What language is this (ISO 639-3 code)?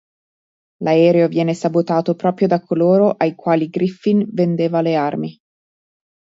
ita